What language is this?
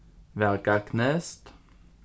Faroese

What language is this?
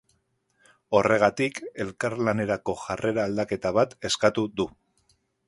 Basque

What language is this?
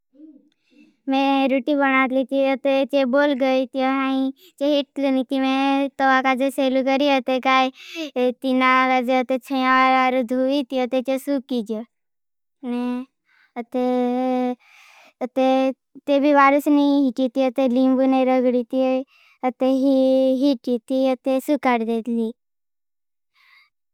Bhili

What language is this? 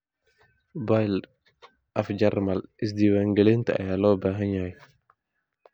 Somali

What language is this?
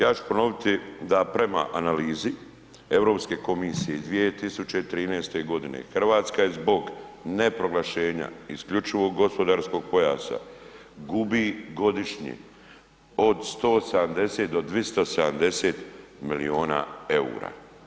Croatian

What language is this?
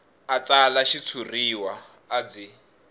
Tsonga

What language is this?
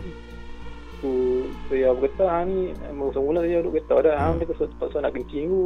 Malay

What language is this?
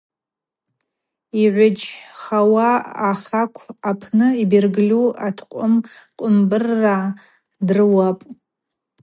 Abaza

